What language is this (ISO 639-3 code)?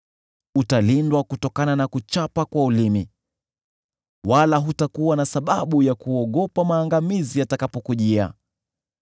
swa